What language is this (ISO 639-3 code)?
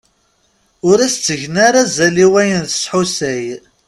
kab